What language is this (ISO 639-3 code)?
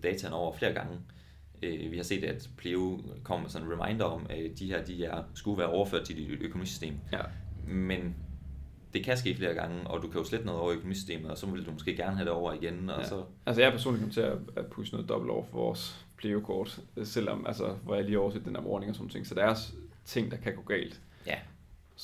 dan